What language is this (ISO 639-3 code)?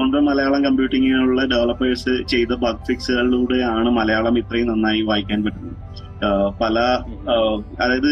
mal